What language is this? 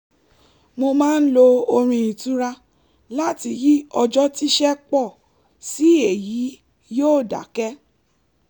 Yoruba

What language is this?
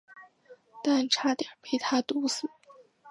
Chinese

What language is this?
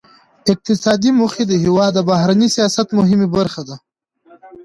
Pashto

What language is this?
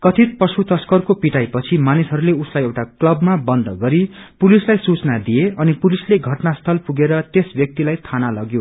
Nepali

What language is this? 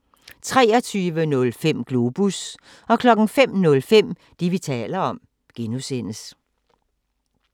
Danish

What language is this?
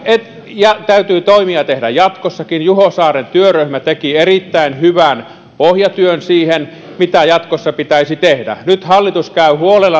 Finnish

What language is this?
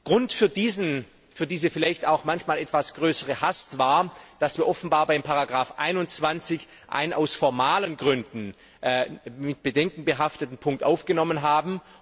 German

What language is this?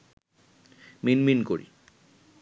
Bangla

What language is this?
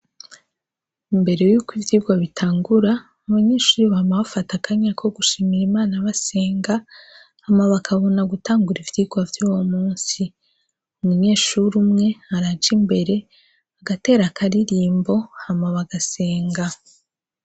Rundi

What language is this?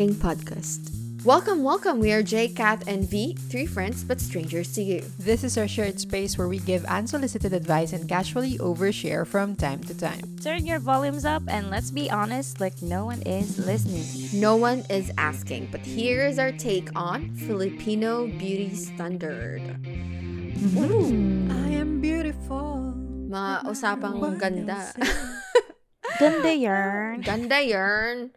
Filipino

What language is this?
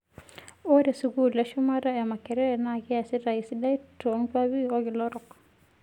Masai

